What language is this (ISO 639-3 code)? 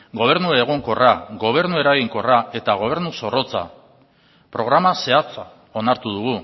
eus